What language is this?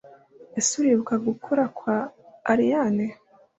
Kinyarwanda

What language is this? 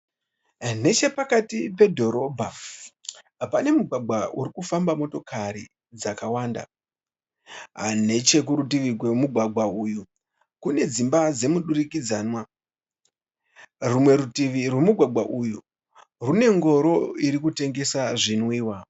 Shona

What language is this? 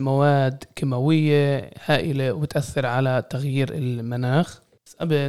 Arabic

